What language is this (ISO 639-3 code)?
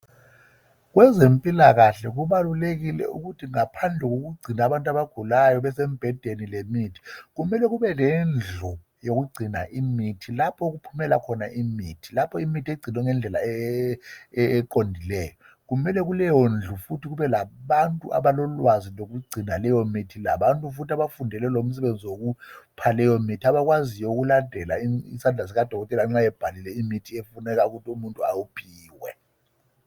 nde